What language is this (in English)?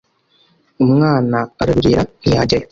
Kinyarwanda